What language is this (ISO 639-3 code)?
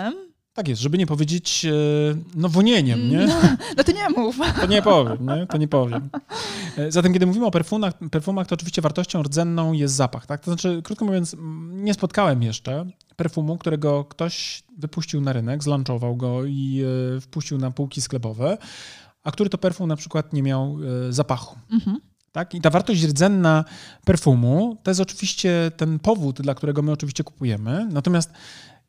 pol